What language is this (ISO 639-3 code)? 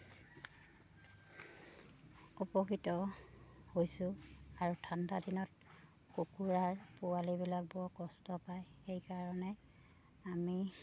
asm